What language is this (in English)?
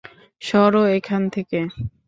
Bangla